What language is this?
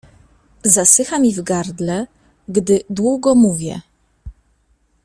Polish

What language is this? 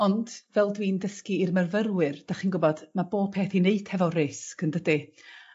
Welsh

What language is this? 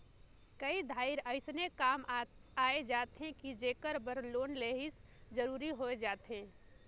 Chhattisgarhi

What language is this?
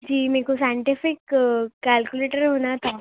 Urdu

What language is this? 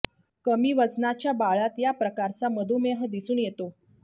Marathi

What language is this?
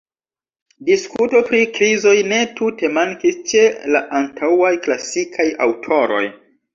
Esperanto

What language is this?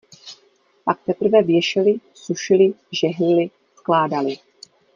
Czech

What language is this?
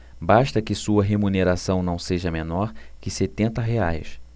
Portuguese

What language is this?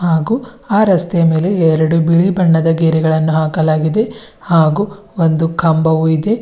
Kannada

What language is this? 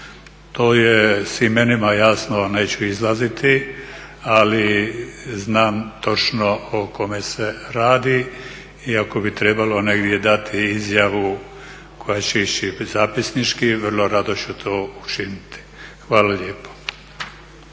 Croatian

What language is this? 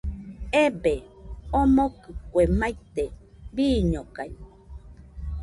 Nüpode Huitoto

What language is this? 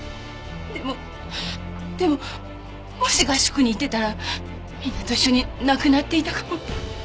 Japanese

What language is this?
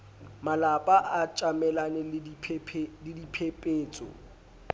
Southern Sotho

